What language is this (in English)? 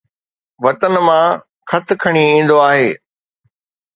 Sindhi